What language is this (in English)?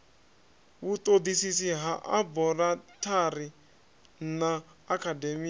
Venda